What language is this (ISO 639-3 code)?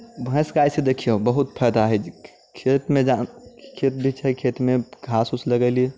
mai